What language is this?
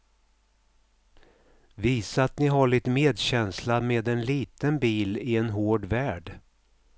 Swedish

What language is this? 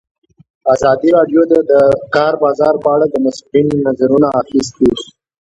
Pashto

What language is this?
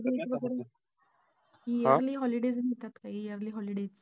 Marathi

